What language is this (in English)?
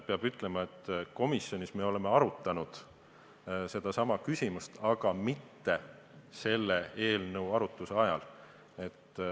Estonian